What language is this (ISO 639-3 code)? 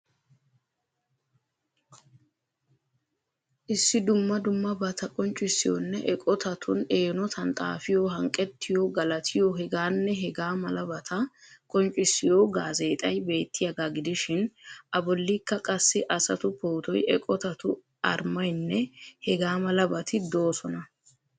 wal